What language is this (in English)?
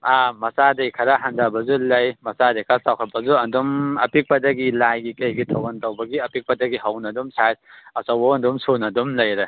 Manipuri